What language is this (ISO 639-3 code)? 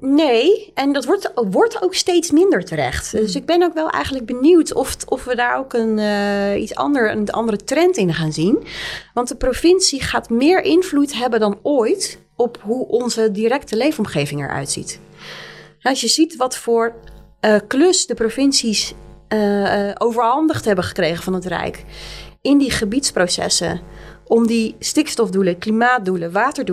nld